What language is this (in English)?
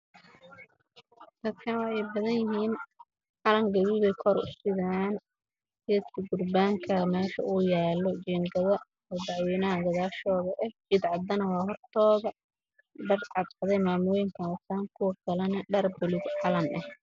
Somali